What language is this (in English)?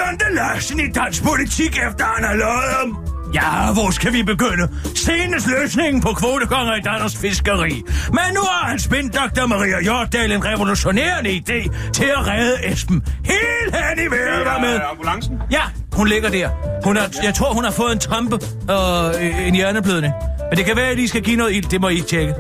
Danish